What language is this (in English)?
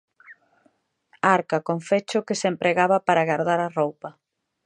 Galician